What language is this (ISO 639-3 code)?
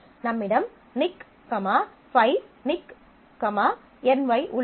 tam